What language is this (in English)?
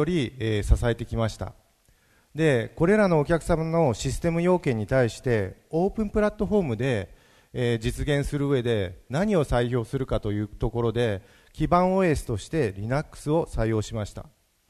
Japanese